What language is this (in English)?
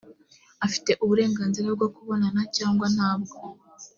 Kinyarwanda